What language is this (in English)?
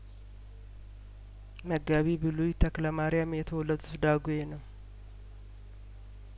Amharic